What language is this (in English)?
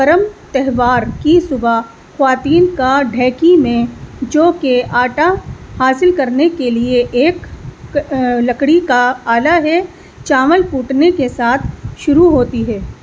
Urdu